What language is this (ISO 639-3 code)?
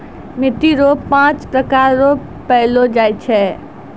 mai